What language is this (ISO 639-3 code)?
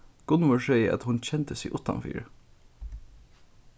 fao